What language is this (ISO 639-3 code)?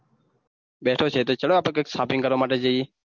guj